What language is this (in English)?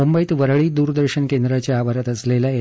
Marathi